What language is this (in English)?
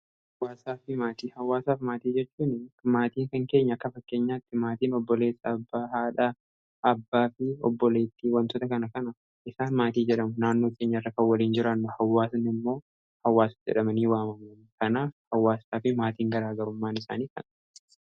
Oromo